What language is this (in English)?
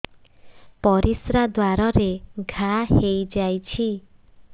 Odia